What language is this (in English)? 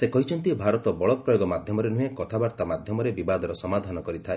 Odia